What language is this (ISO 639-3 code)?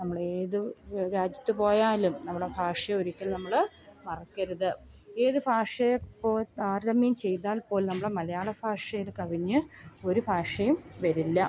mal